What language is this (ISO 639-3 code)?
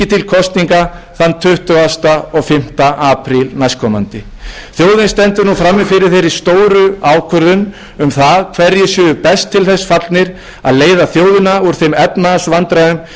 isl